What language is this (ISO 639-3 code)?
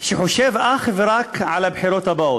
heb